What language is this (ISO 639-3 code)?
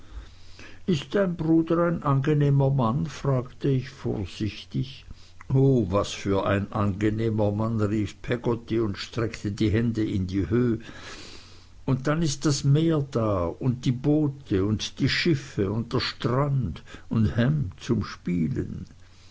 deu